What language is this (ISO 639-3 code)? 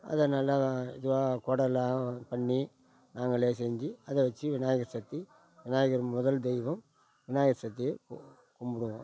tam